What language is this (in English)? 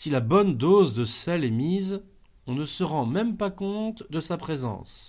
French